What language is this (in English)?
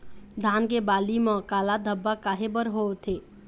Chhattisgarhi